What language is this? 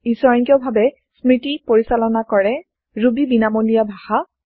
Assamese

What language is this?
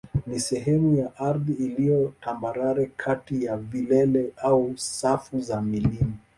Swahili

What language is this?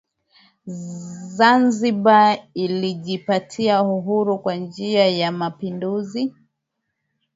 Swahili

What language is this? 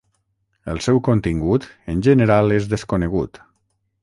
Catalan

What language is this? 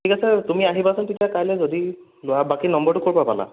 Assamese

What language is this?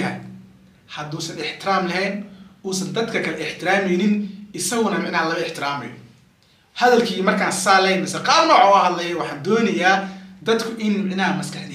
Arabic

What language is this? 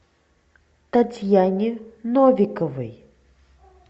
Russian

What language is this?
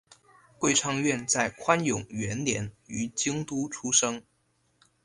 Chinese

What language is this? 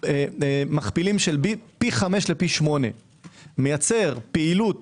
Hebrew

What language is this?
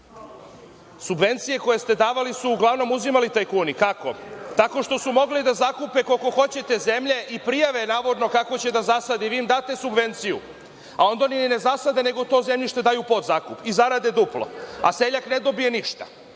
Serbian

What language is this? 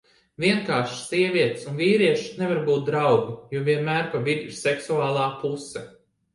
Latvian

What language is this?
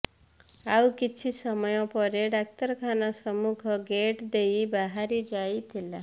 Odia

